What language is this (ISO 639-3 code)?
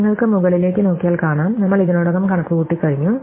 mal